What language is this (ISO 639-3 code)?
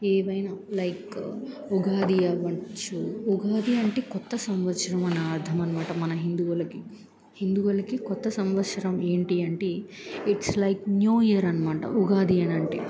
tel